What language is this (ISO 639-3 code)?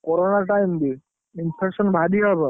ori